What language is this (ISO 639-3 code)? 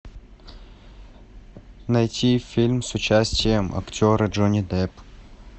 rus